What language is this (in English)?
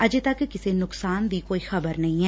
Punjabi